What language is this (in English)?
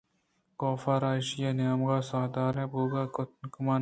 Eastern Balochi